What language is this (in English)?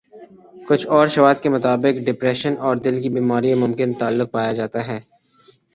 Urdu